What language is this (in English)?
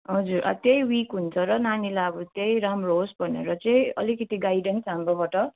Nepali